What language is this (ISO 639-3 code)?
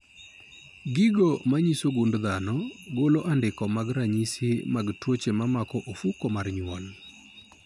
luo